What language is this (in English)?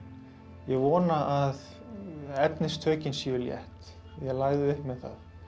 Icelandic